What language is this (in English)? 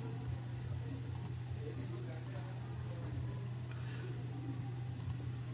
Telugu